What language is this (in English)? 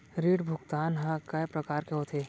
Chhattisgarhi